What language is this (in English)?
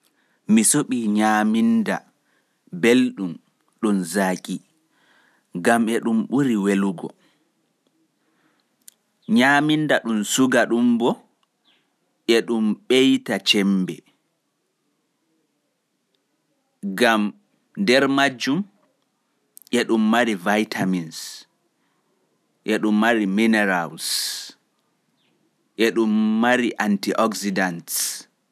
Fula